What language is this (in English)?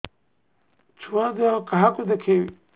Odia